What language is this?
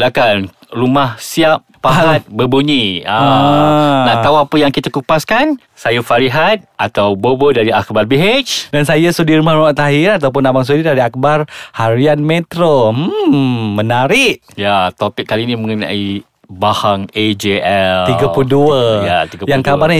Malay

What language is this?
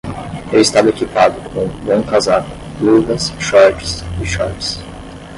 Portuguese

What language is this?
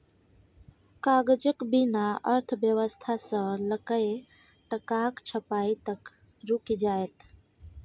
Maithili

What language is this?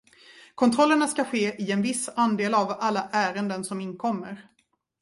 Swedish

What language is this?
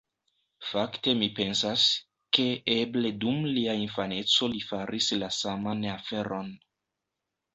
Esperanto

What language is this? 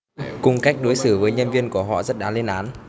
Vietnamese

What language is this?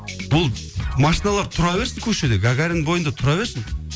Kazakh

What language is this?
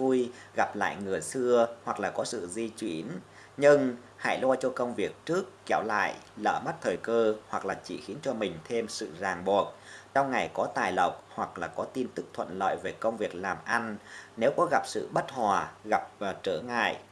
Vietnamese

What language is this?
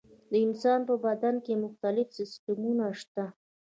Pashto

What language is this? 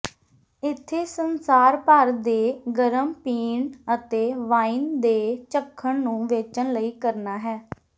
Punjabi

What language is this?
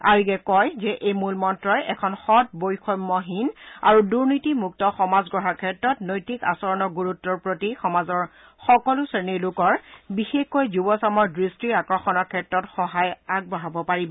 Assamese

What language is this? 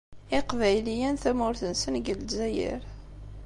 Kabyle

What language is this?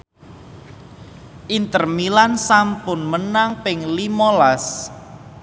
Javanese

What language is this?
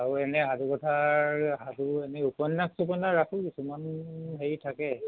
Assamese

